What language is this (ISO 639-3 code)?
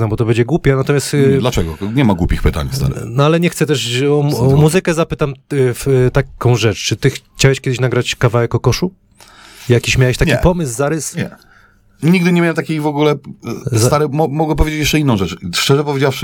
pol